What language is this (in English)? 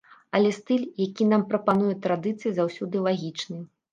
Belarusian